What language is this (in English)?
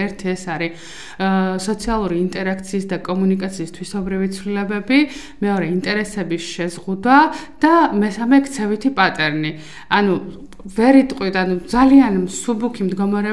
Romanian